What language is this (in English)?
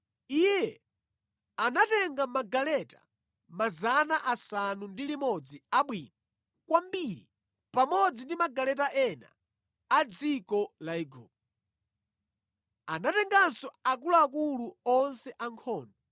Nyanja